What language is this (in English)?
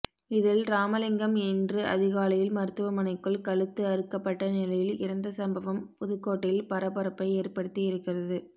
Tamil